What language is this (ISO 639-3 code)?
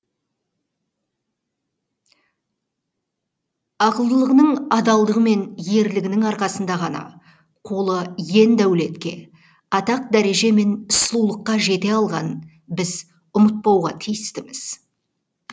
kaz